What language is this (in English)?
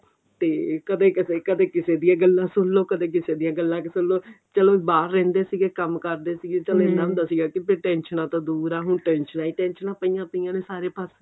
Punjabi